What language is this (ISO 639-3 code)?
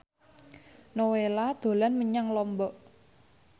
jav